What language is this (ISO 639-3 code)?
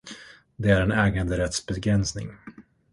swe